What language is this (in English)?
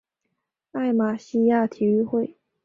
Chinese